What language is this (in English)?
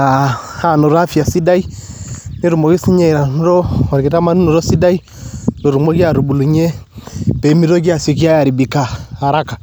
Masai